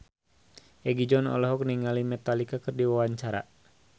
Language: Sundanese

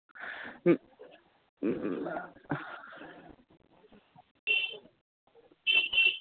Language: Bangla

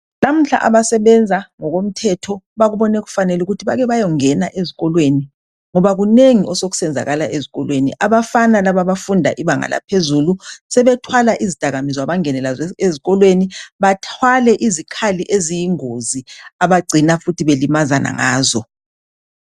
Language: North Ndebele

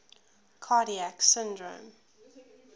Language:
English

